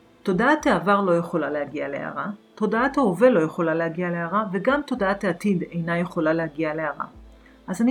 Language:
Hebrew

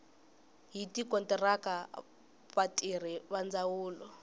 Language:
Tsonga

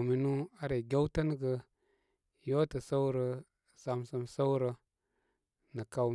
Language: Koma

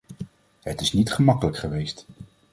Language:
Dutch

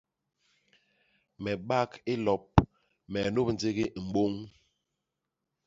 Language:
Basaa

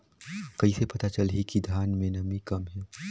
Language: Chhattisgarhi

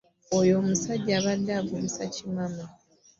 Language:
Ganda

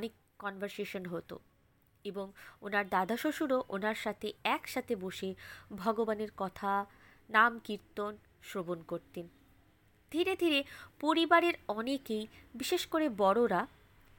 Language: Bangla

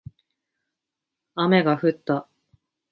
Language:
Japanese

